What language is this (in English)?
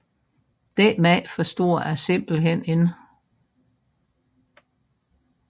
Danish